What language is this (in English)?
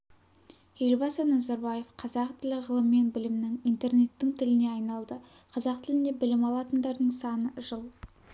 Kazakh